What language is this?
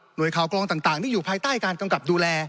Thai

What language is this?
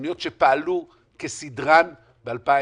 Hebrew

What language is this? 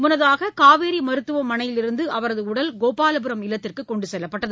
Tamil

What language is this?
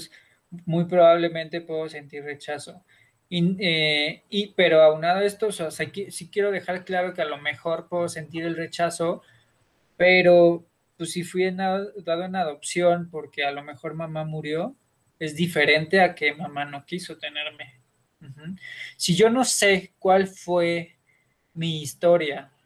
Spanish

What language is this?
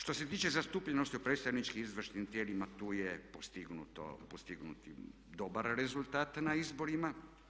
Croatian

